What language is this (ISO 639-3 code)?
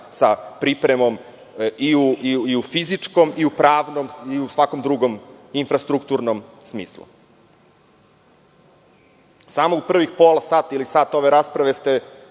srp